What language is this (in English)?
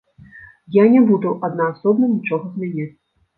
Belarusian